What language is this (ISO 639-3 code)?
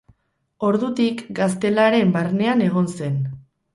eus